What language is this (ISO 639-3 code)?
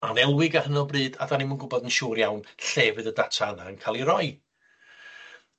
cym